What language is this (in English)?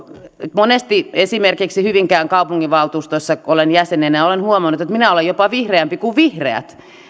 Finnish